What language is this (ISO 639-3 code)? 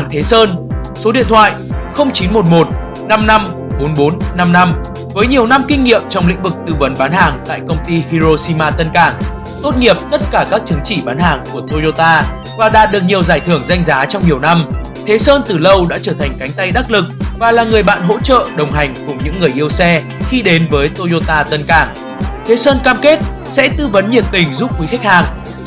vie